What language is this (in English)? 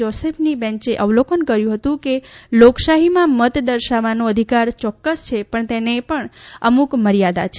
Gujarati